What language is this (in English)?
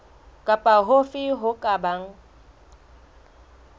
Southern Sotho